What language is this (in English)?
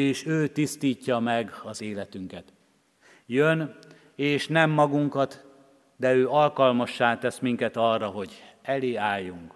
Hungarian